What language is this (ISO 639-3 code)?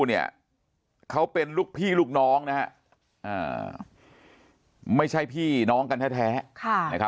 tha